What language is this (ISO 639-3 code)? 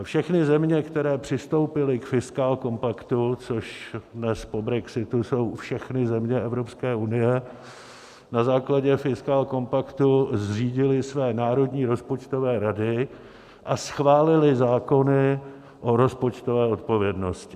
ces